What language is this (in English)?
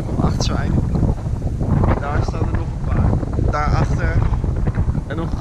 Dutch